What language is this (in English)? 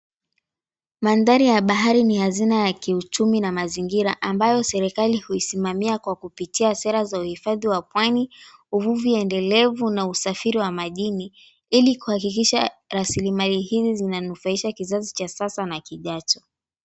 Swahili